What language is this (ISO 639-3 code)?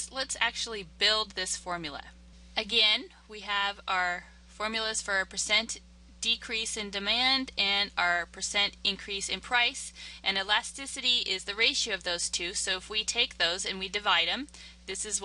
eng